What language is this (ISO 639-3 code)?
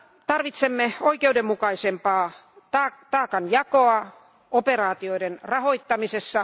fin